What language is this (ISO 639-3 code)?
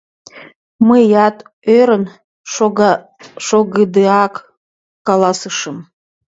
chm